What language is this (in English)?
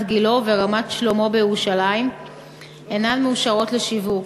Hebrew